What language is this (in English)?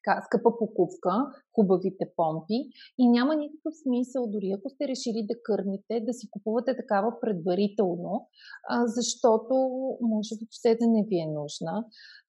Bulgarian